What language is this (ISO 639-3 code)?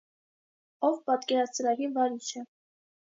hye